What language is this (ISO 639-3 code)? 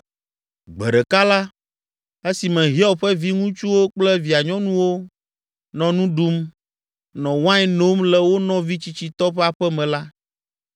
ewe